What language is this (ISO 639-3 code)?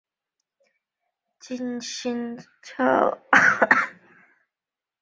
zho